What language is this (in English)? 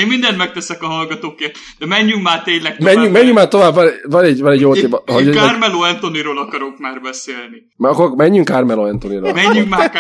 Hungarian